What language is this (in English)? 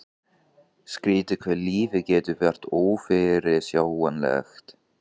Icelandic